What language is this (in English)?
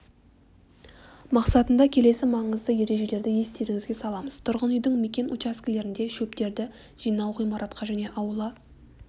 Kazakh